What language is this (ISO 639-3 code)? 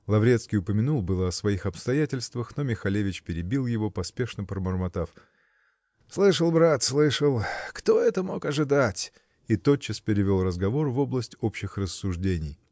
rus